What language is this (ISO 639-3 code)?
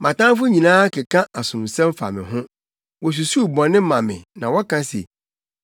aka